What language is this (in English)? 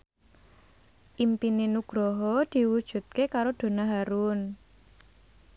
Javanese